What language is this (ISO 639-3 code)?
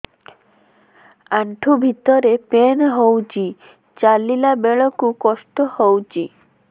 ori